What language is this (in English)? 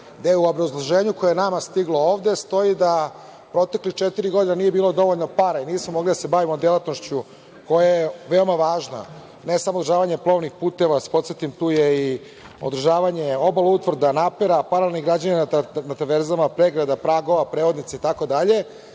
Serbian